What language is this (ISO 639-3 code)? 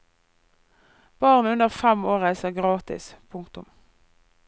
nor